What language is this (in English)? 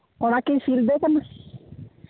Santali